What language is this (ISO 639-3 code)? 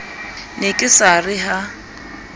sot